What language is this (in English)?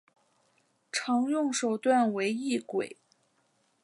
Chinese